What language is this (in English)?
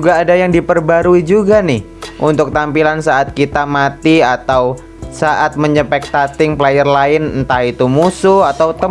Indonesian